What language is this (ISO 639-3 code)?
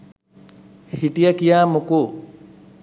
sin